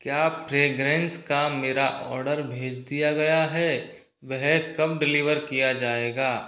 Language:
Hindi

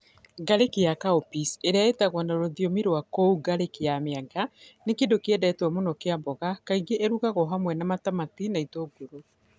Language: Kikuyu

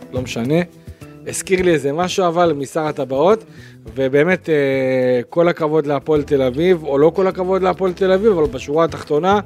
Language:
Hebrew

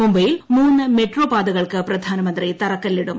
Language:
Malayalam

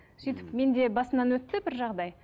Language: Kazakh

